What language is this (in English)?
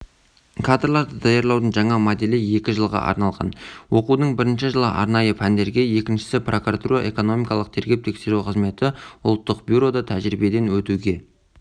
Kazakh